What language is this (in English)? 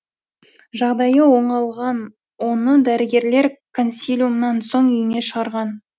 Kazakh